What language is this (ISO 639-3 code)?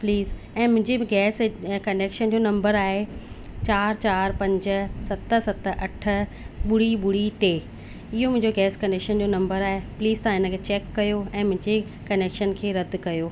snd